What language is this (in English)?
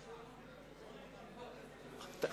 Hebrew